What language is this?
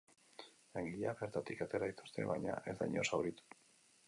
Basque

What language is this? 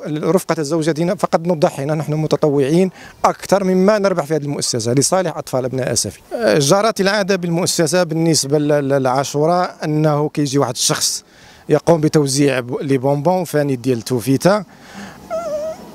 Arabic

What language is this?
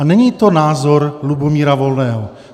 Czech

